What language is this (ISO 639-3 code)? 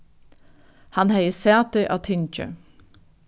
fao